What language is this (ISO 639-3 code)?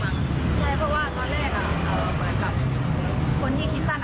tha